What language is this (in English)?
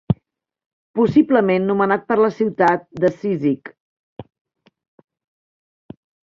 Catalan